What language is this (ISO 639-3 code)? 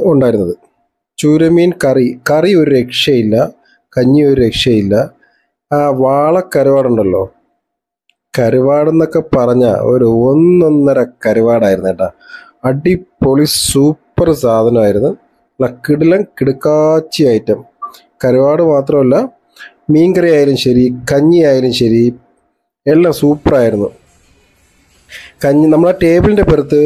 jpn